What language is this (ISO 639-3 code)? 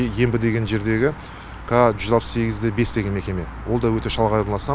kaz